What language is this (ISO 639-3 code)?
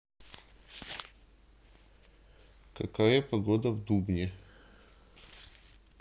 rus